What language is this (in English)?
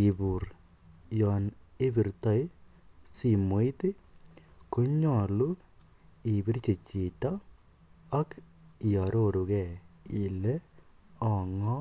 Kalenjin